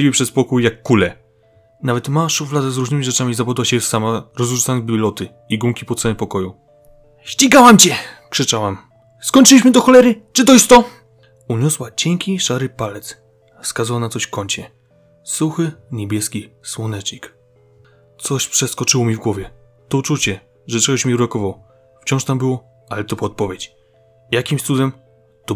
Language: Polish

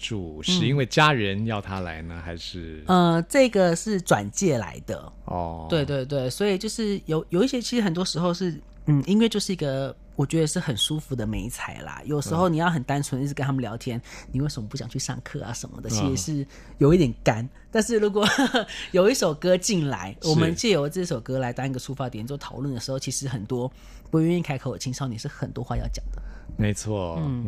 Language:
Chinese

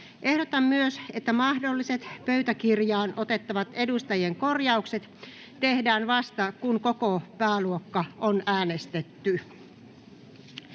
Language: Finnish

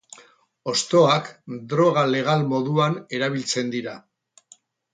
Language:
Basque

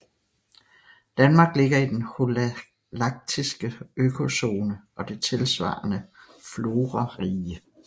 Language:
Danish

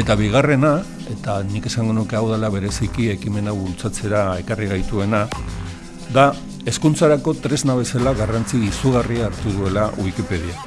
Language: Basque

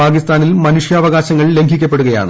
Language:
Malayalam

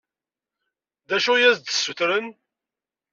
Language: Kabyle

